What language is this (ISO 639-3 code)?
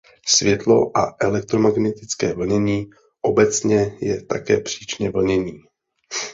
ces